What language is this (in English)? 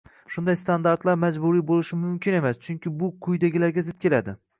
Uzbek